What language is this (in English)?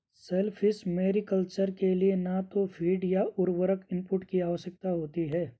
Hindi